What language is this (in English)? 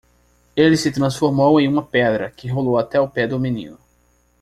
Portuguese